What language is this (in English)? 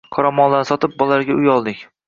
Uzbek